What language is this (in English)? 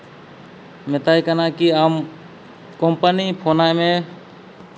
Santali